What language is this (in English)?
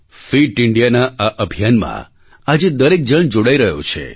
Gujarati